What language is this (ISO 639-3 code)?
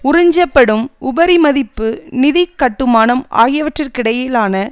tam